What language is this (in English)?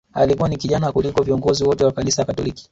Swahili